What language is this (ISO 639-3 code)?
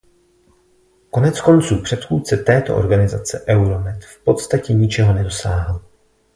ces